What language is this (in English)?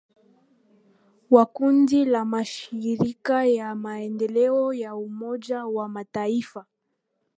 Swahili